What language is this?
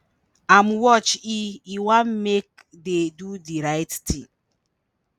Nigerian Pidgin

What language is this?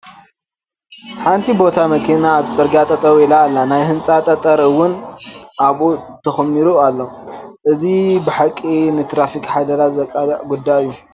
Tigrinya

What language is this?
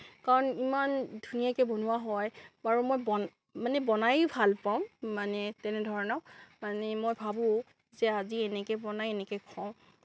Assamese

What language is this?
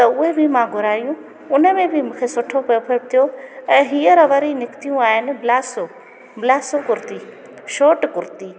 Sindhi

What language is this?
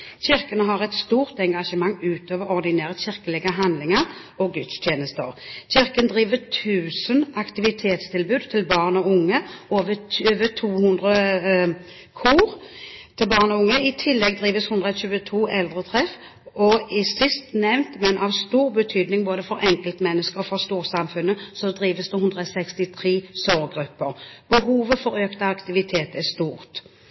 Norwegian Bokmål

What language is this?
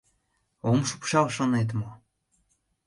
Mari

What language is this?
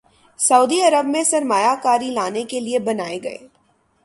Urdu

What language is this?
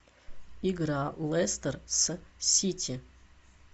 Russian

